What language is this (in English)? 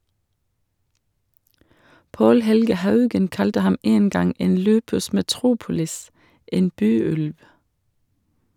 Norwegian